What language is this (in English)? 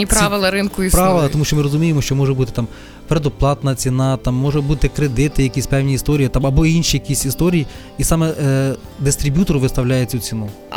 Ukrainian